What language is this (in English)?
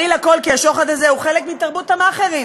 Hebrew